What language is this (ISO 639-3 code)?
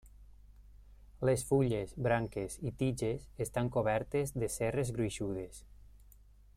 cat